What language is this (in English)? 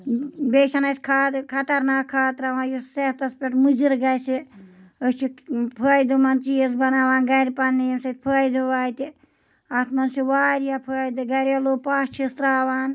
Kashmiri